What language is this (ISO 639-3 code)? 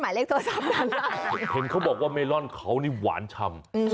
tha